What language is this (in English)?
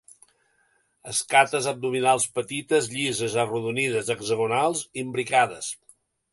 Catalan